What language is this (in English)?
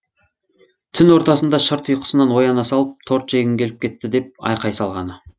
Kazakh